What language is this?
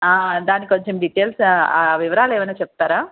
Telugu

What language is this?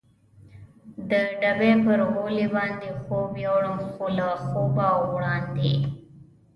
Pashto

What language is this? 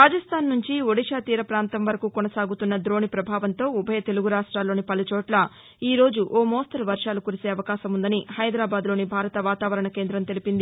Telugu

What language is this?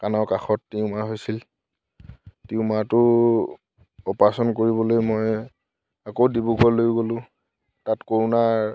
Assamese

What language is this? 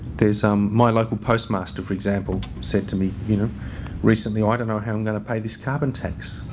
English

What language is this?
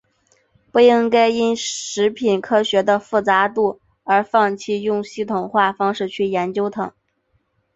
Chinese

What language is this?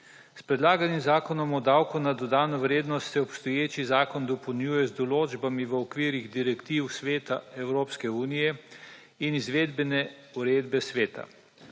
Slovenian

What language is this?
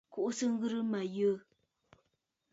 Bafut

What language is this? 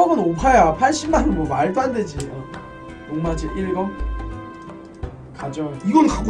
Korean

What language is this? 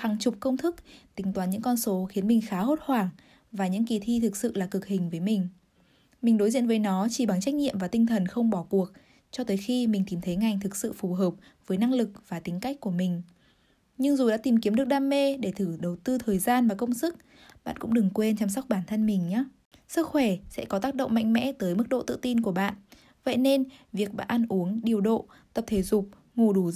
Vietnamese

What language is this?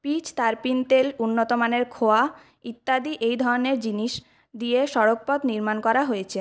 Bangla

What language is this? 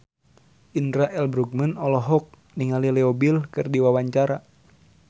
Sundanese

